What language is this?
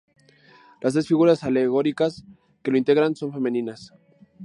Spanish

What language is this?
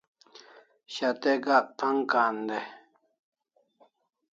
Kalasha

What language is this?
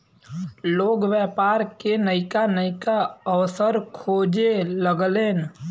Bhojpuri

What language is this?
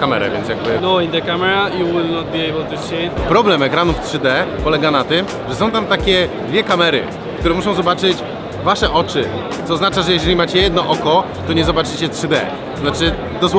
Polish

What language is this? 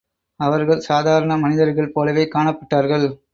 Tamil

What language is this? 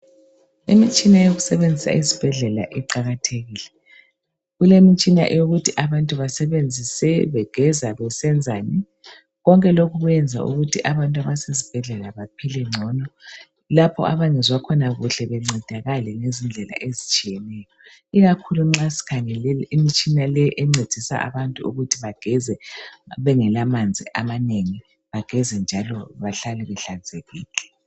North Ndebele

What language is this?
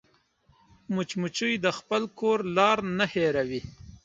Pashto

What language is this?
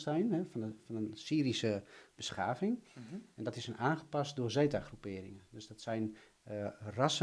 Dutch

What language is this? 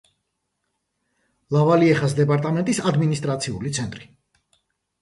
Georgian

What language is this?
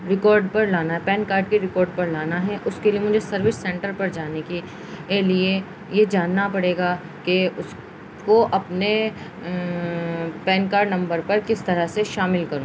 Urdu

